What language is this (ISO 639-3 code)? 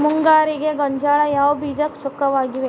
kan